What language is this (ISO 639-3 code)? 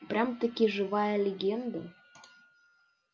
rus